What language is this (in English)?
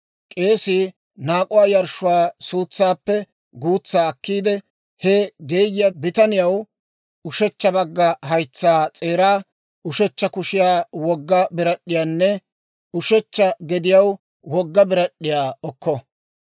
Dawro